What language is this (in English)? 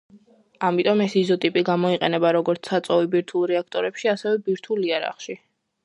Georgian